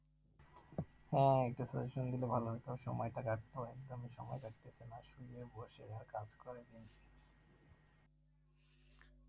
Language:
Bangla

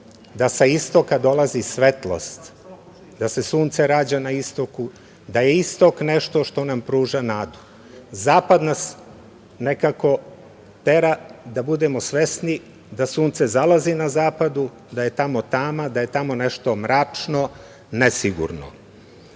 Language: Serbian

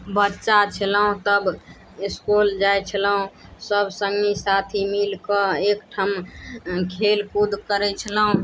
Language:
Maithili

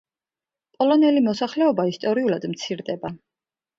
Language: Georgian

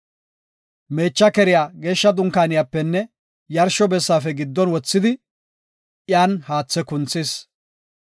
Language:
Gofa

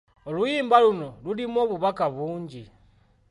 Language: Ganda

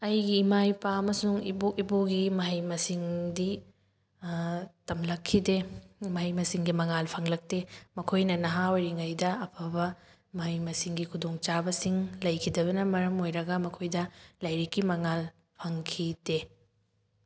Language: Manipuri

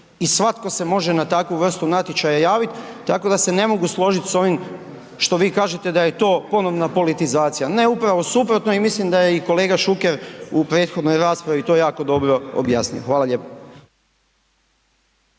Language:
Croatian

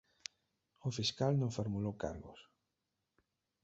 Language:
Galician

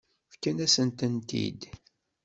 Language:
Kabyle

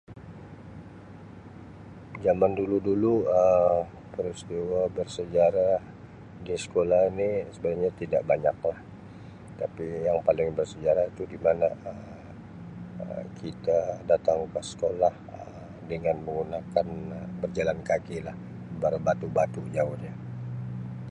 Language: Sabah Malay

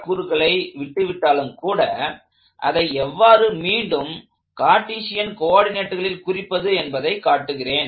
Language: Tamil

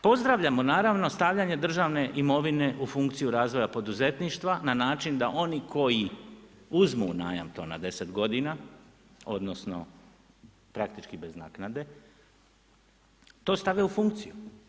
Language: Croatian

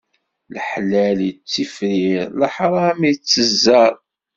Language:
Kabyle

